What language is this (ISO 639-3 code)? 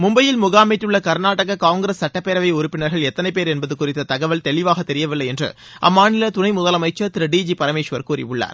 tam